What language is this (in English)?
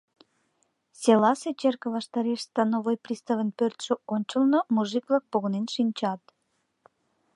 Mari